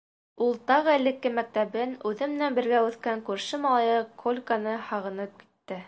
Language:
Bashkir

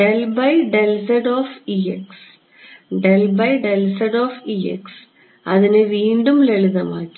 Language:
Malayalam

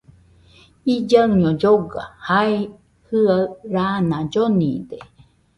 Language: Nüpode Huitoto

